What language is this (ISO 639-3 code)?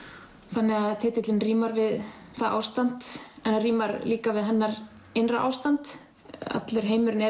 isl